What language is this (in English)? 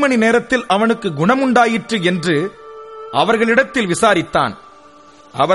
Tamil